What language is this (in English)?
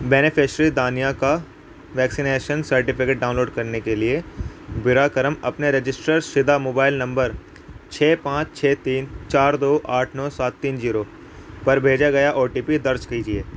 Urdu